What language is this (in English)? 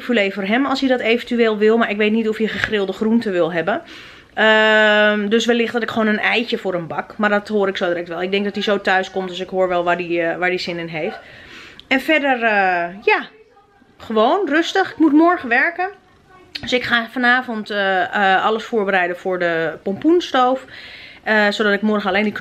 Dutch